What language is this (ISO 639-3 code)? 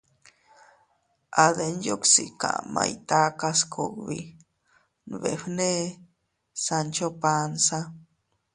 cut